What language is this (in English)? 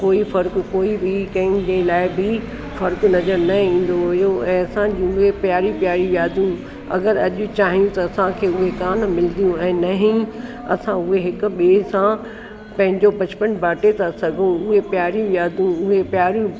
Sindhi